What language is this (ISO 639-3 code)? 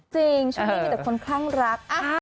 tha